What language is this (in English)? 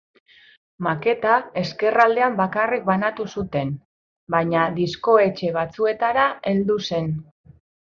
Basque